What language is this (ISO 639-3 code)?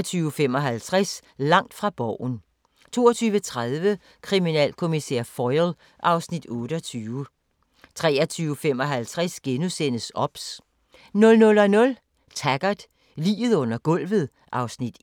dan